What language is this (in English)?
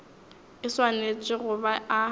Northern Sotho